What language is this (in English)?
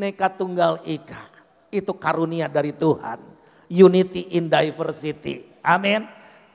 Indonesian